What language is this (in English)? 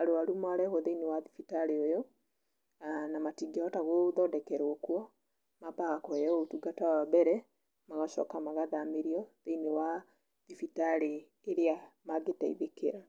Kikuyu